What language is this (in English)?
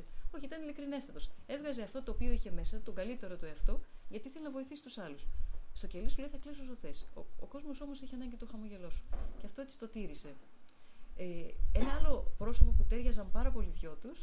Greek